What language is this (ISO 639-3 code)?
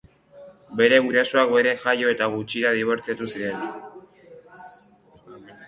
eus